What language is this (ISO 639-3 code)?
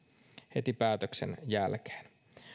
fin